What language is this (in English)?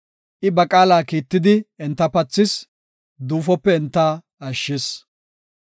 Gofa